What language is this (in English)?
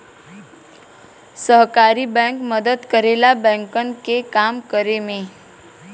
Bhojpuri